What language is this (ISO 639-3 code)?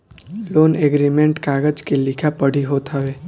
bho